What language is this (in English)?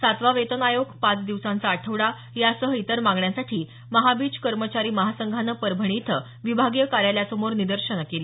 Marathi